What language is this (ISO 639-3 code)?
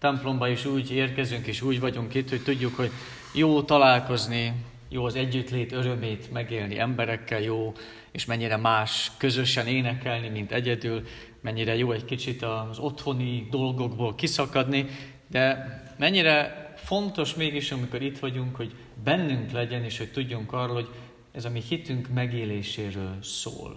hun